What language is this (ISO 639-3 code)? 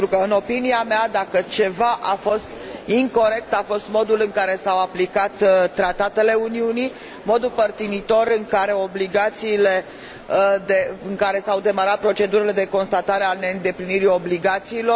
ron